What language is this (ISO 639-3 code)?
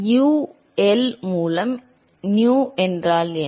tam